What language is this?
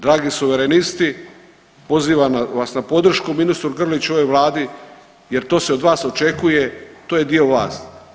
Croatian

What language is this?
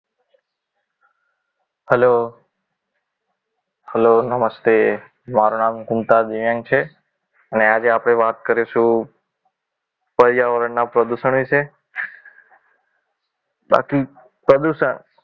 Gujarati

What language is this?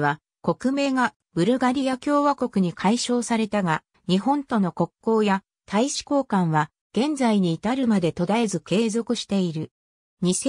Japanese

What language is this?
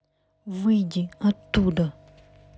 Russian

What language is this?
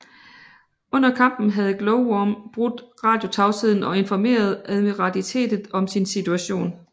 Danish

